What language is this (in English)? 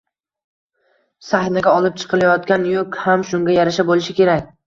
Uzbek